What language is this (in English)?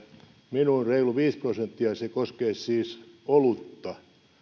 Finnish